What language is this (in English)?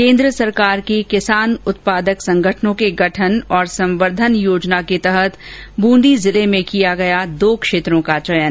Hindi